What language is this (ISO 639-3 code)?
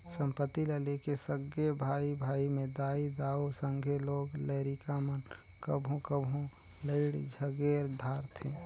hne